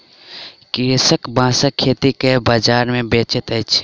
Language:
Maithili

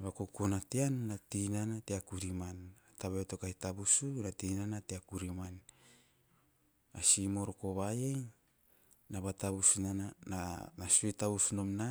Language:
Teop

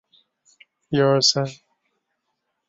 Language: Chinese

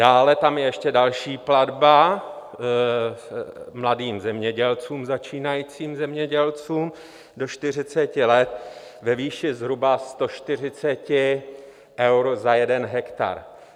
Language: Czech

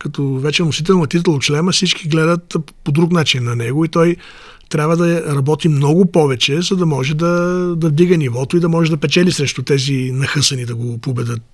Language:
Bulgarian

